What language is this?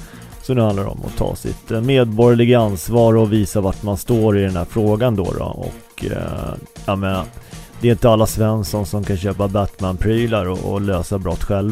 Swedish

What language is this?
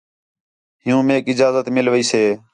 Khetrani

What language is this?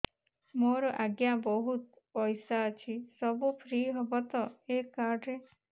Odia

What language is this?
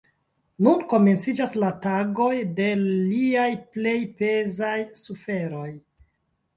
Esperanto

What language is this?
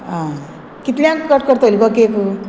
Konkani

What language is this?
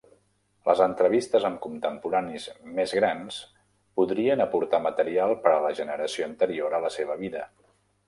Catalan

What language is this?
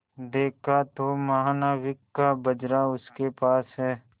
Hindi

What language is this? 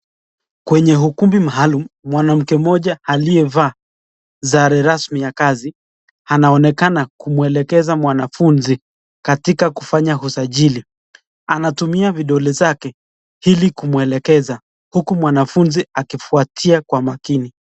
Swahili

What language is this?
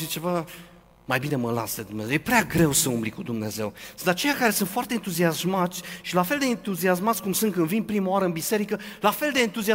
Romanian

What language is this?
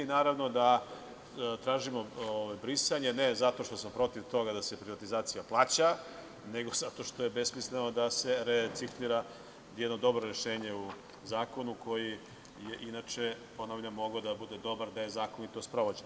Serbian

